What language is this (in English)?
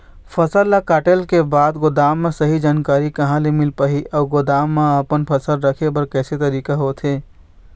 Chhattisgarhi